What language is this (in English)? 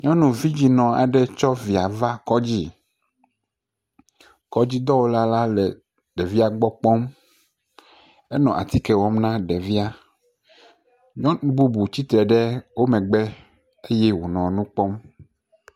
Ewe